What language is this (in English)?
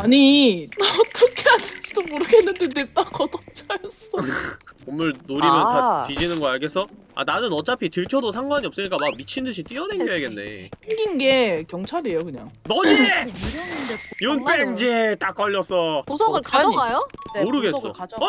Korean